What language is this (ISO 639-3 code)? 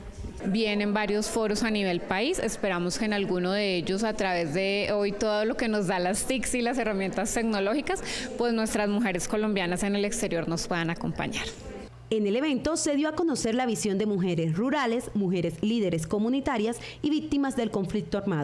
spa